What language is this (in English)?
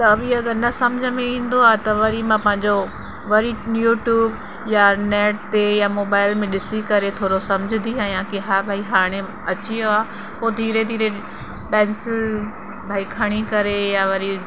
Sindhi